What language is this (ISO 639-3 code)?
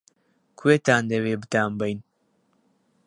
ckb